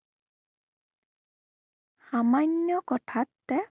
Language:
Assamese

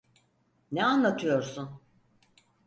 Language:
Turkish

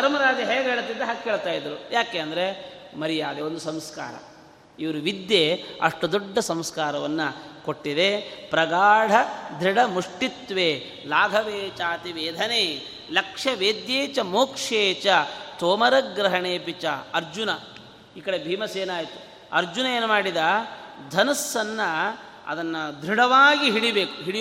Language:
Kannada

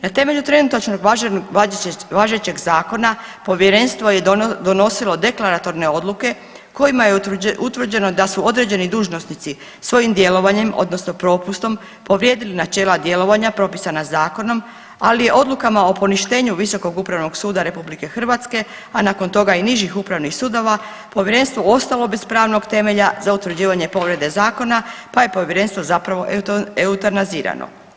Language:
Croatian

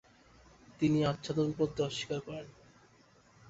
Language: Bangla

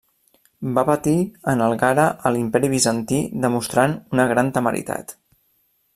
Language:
Catalan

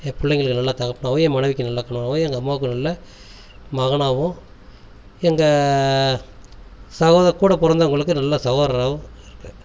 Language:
Tamil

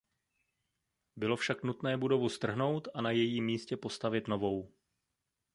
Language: Czech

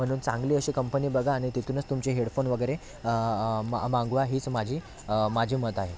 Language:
Marathi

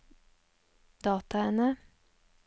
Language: Norwegian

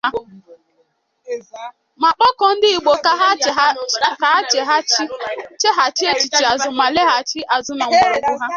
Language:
Igbo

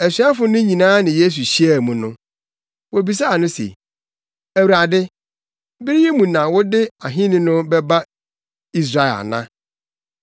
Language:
Akan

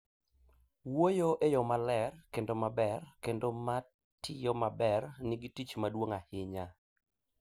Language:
Luo (Kenya and Tanzania)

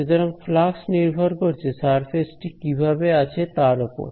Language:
Bangla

